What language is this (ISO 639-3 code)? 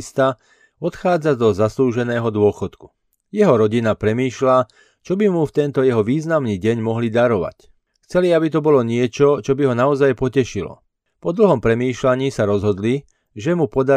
slk